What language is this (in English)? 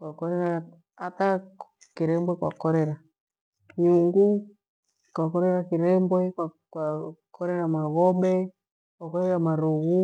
Gweno